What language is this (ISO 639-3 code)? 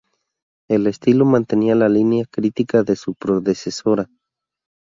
spa